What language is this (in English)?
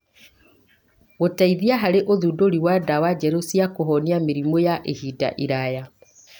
Kikuyu